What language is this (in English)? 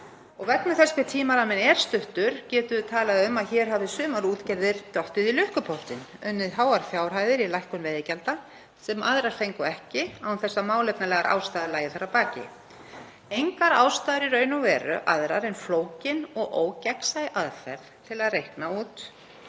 Icelandic